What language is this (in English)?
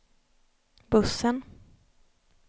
Swedish